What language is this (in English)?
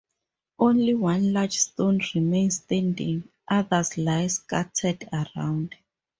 English